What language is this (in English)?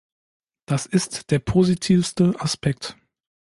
German